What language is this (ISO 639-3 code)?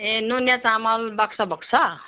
nep